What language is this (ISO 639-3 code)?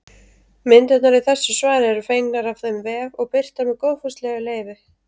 isl